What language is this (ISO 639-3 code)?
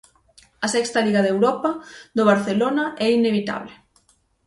glg